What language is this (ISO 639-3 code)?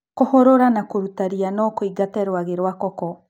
kik